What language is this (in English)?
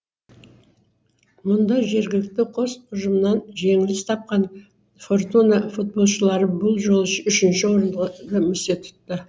Kazakh